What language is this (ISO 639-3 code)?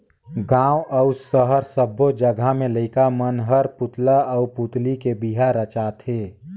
hne